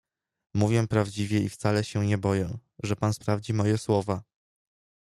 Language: Polish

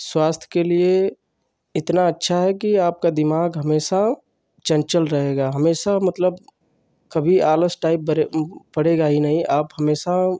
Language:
Hindi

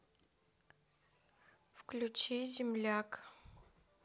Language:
Russian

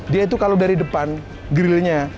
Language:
Indonesian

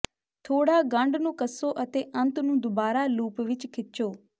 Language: Punjabi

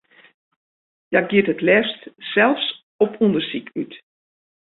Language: Western Frisian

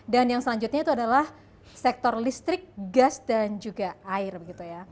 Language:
Indonesian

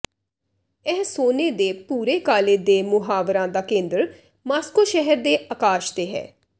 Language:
Punjabi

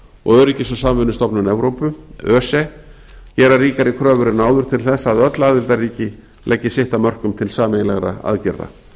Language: Icelandic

